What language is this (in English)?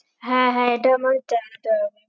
Bangla